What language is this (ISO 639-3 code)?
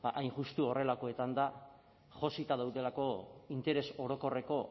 eus